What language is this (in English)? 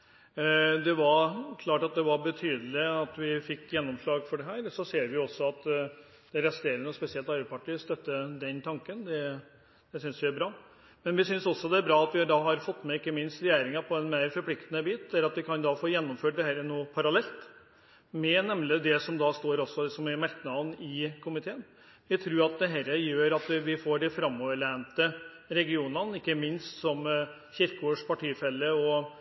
Norwegian Bokmål